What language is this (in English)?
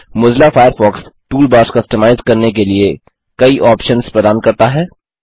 Hindi